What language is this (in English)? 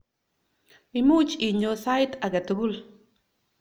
Kalenjin